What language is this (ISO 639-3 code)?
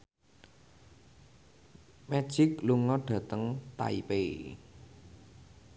jav